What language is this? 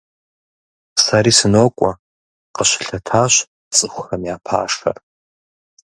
Kabardian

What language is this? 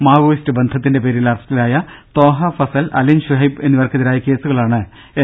Malayalam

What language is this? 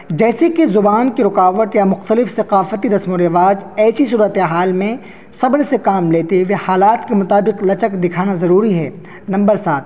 Urdu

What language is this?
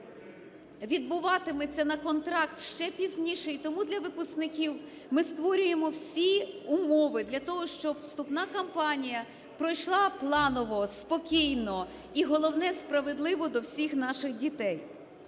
Ukrainian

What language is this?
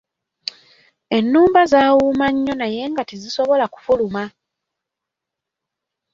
Ganda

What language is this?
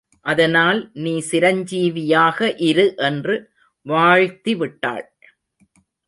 Tamil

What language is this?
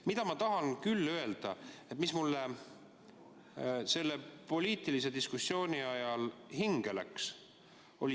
Estonian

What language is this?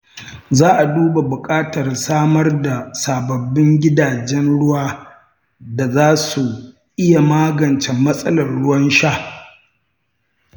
Hausa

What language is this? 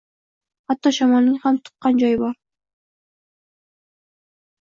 Uzbek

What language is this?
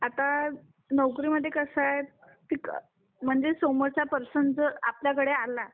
Marathi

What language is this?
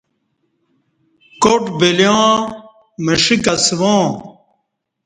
Kati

